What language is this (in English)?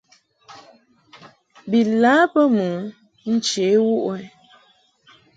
Mungaka